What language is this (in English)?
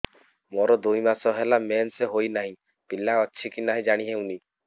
Odia